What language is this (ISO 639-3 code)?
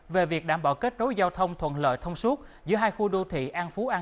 vie